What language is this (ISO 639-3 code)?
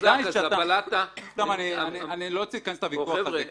heb